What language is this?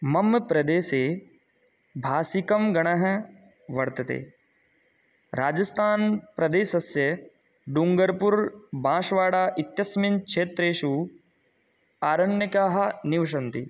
Sanskrit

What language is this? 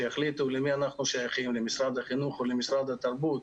Hebrew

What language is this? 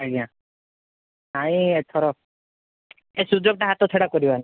Odia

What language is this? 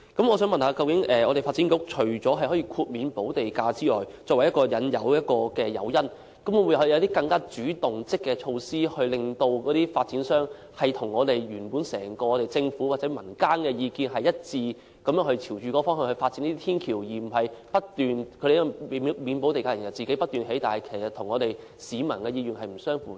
Cantonese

